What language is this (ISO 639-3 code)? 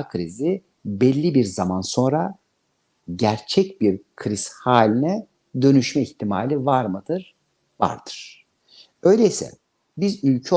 tur